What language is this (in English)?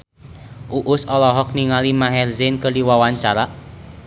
Sundanese